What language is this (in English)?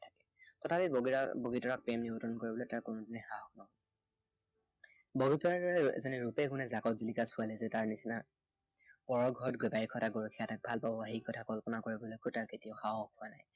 Assamese